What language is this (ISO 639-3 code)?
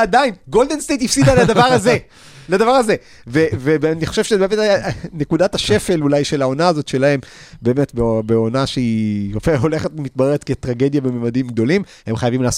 heb